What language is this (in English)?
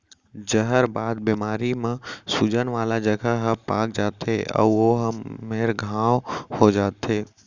Chhattisgarhi